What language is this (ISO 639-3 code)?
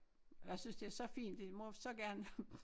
dan